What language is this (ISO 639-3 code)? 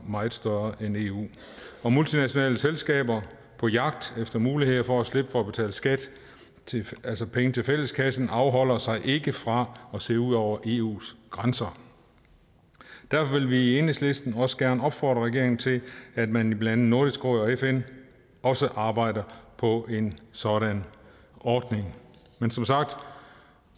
dan